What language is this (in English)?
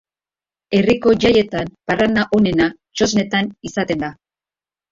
Basque